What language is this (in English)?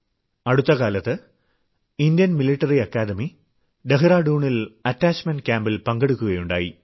Malayalam